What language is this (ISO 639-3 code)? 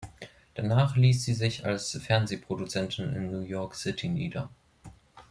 deu